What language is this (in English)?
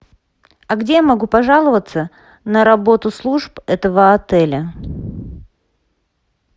Russian